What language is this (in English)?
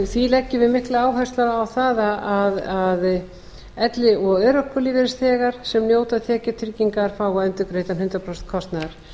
Icelandic